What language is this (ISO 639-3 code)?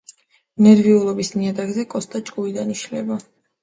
kat